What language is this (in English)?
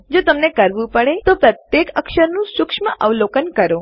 Gujarati